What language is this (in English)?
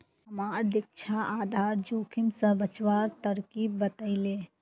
Magahi